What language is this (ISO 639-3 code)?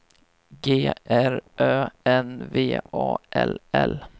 swe